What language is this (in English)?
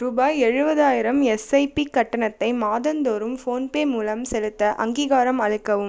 Tamil